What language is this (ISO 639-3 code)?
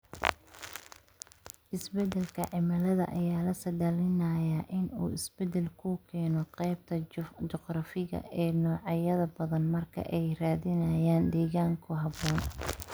som